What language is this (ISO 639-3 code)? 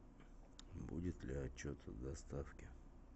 rus